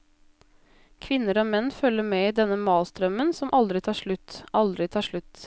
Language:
Norwegian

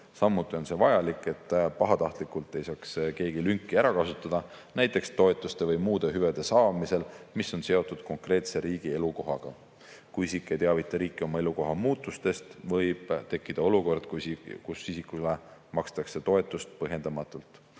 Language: Estonian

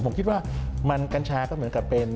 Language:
Thai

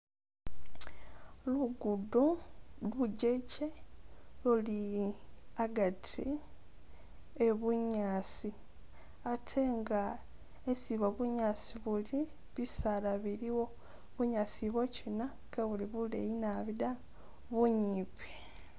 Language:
Masaaba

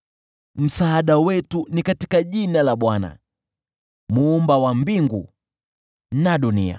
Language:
Swahili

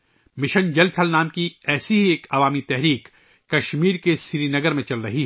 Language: Urdu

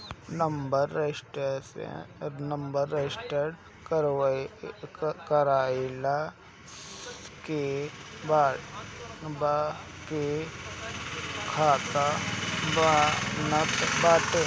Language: Bhojpuri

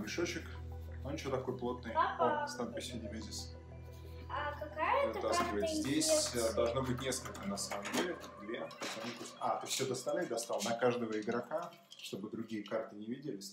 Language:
Russian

